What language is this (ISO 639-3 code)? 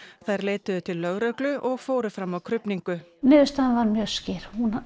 isl